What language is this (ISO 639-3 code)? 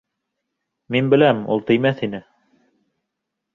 bak